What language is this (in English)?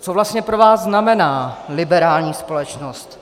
Czech